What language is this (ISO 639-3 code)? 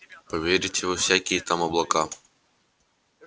rus